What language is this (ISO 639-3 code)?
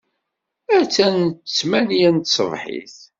kab